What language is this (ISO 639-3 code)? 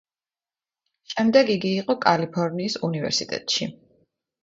kat